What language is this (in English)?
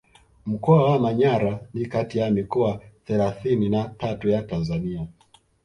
Swahili